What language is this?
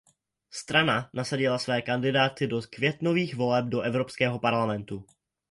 Czech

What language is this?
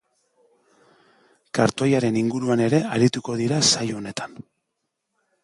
Basque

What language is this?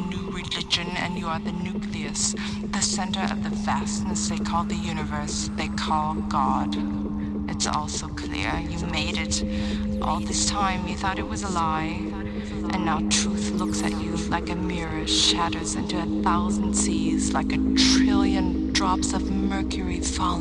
English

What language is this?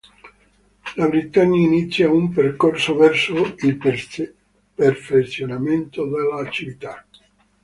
Italian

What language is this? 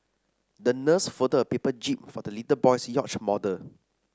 English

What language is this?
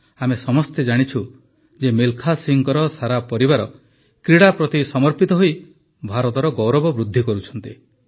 Odia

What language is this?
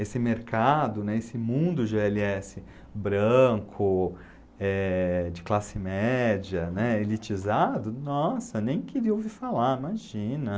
Portuguese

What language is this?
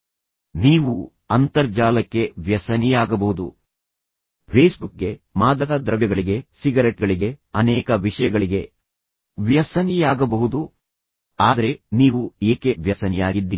Kannada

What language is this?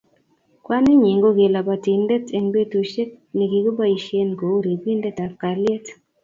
Kalenjin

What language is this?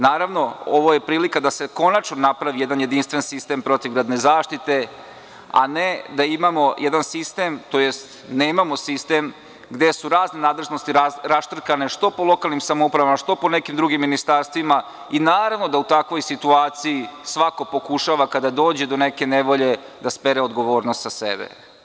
Serbian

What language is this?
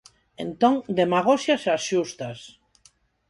Galician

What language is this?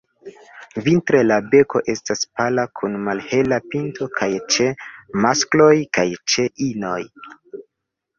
Esperanto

